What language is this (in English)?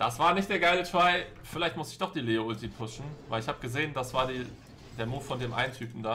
German